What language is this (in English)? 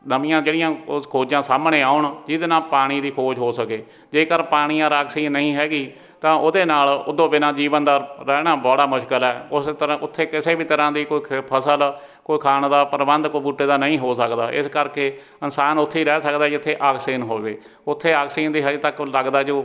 Punjabi